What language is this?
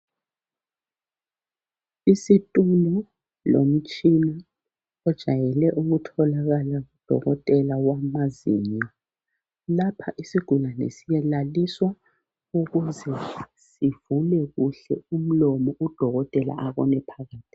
North Ndebele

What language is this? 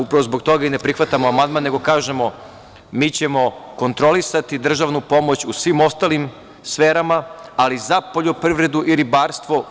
Serbian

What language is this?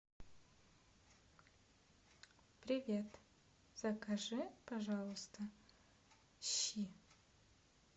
Russian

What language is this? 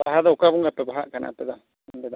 Santali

